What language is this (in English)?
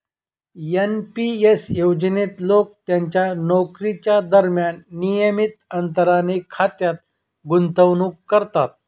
Marathi